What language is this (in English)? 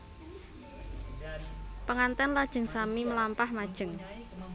Javanese